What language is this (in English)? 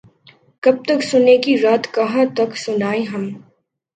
Urdu